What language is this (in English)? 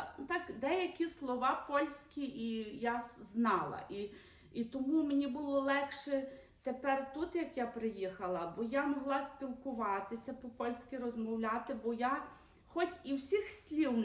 Ukrainian